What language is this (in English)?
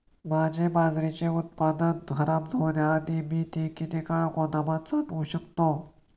Marathi